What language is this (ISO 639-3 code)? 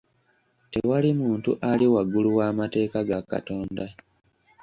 lug